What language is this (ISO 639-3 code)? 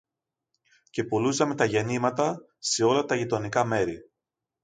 ell